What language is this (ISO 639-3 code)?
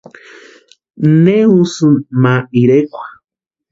pua